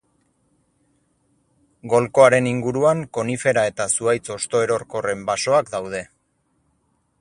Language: Basque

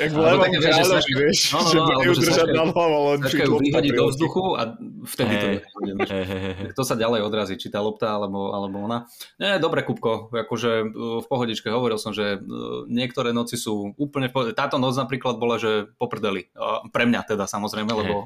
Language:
Slovak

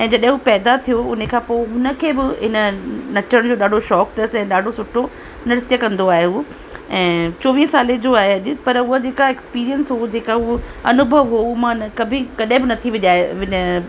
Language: Sindhi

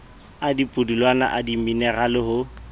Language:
Southern Sotho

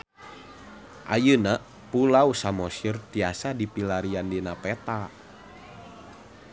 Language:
Sundanese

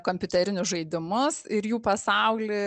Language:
Lithuanian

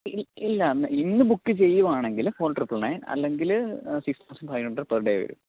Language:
Malayalam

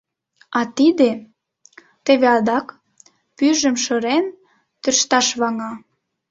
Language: Mari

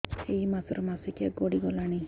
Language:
Odia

